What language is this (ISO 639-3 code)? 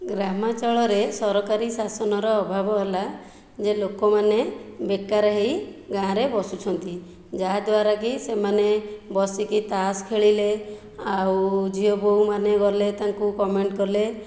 ori